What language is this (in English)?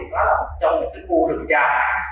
Vietnamese